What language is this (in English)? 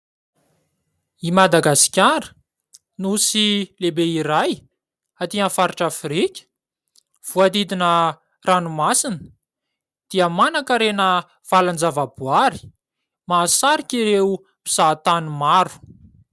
Malagasy